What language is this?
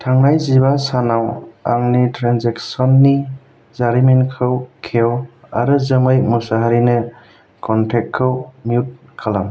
Bodo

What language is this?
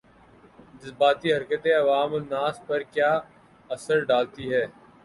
Urdu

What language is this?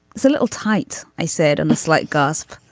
English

